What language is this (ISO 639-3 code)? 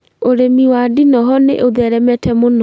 kik